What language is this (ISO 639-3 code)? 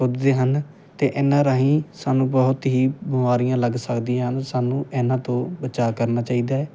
pan